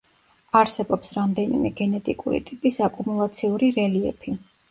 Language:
Georgian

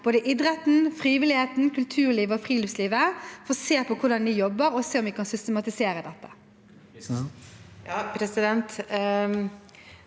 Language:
Norwegian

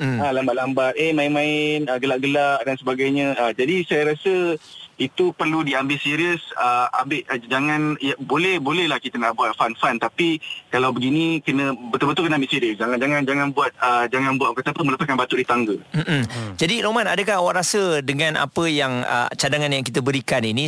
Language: Malay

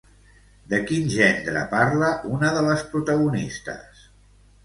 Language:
Catalan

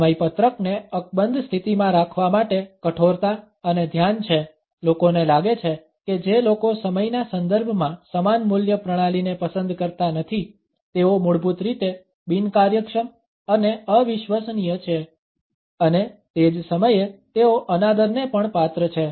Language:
Gujarati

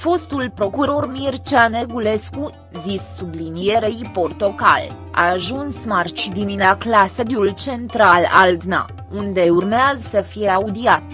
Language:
Romanian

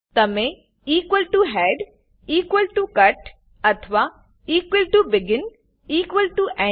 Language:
Gujarati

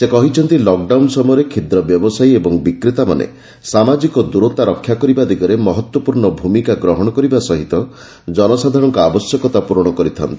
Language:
Odia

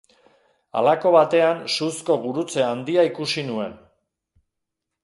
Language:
Basque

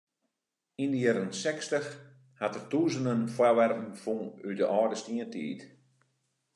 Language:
Western Frisian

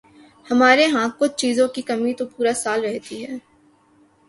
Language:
Urdu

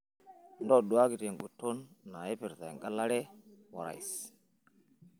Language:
Masai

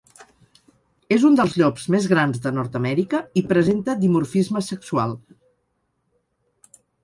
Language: Catalan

